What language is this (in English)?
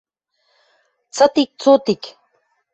Western Mari